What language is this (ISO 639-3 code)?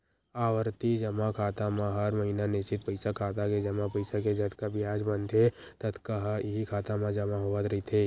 hne